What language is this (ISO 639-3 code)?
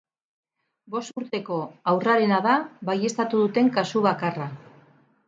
eus